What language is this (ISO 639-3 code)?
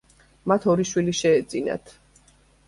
kat